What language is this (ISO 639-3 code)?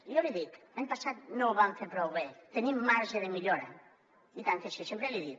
cat